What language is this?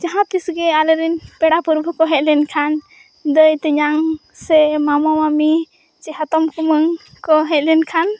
Santali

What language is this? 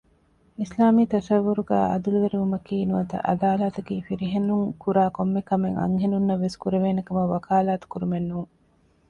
Divehi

